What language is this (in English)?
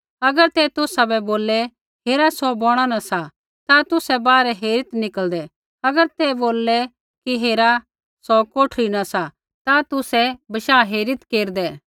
Kullu Pahari